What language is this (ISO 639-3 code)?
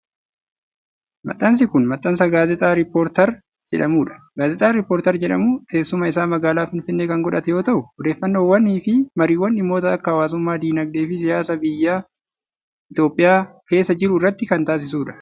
orm